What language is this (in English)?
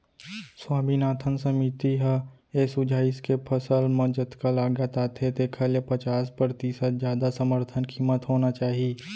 Chhattisgarhi